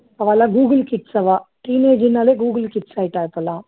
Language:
Tamil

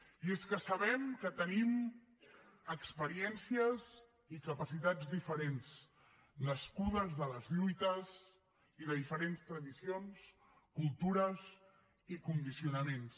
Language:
Catalan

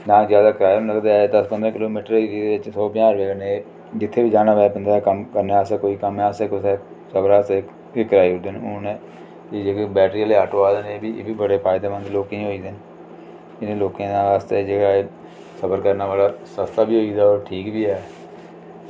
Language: Dogri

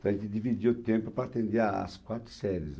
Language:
Portuguese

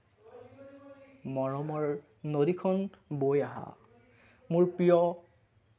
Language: Assamese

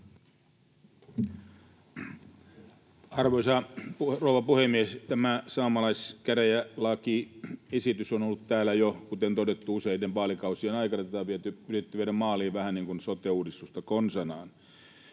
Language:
Finnish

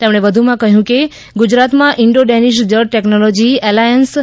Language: Gujarati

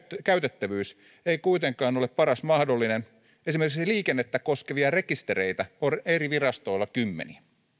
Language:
Finnish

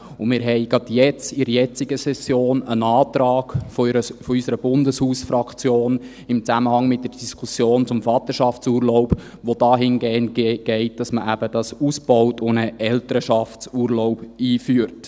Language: Swiss German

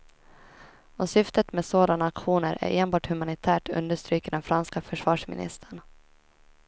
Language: Swedish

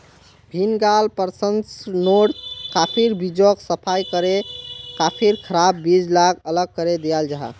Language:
Magahi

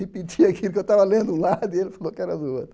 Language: Portuguese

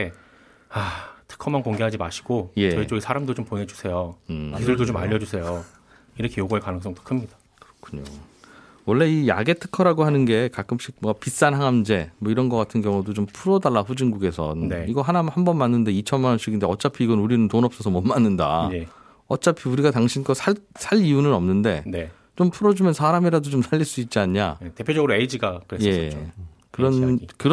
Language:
Korean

